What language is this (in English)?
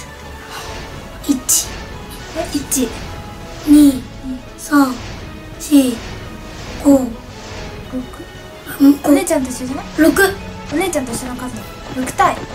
Japanese